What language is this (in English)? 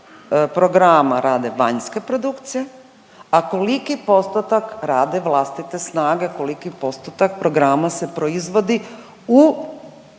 Croatian